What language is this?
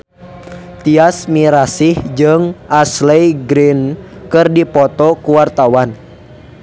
Sundanese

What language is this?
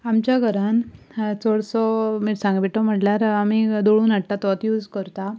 Konkani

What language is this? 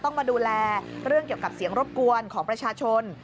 Thai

